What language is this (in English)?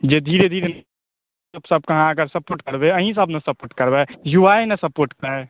Maithili